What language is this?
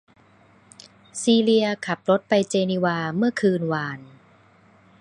Thai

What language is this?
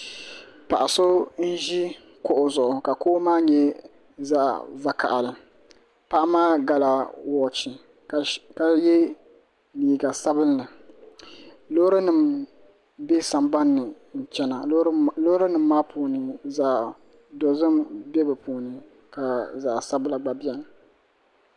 Dagbani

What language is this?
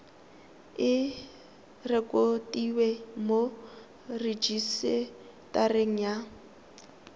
Tswana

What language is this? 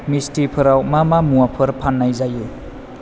Bodo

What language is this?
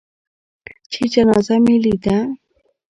Pashto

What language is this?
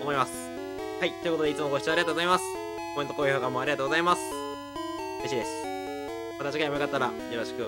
Japanese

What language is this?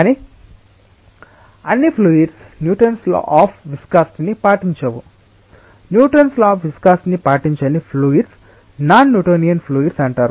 Telugu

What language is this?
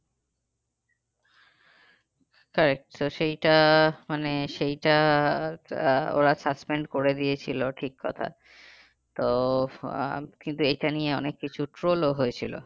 Bangla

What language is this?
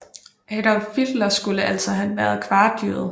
Danish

